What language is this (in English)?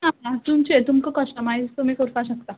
Konkani